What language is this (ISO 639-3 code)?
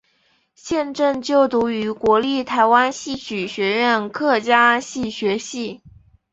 zho